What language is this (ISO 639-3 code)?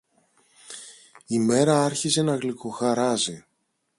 ell